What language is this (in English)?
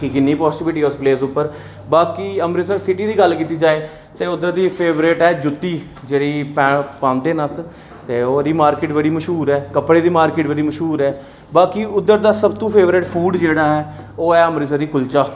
Dogri